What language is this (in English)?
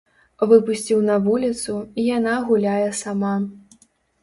Belarusian